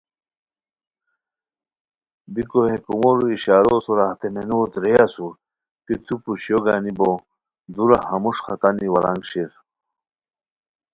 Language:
Khowar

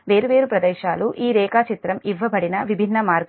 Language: Telugu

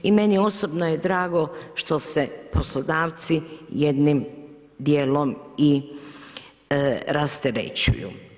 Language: Croatian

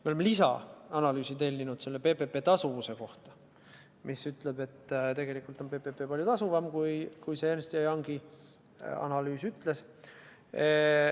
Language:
Estonian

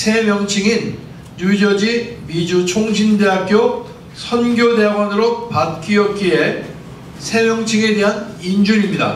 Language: Korean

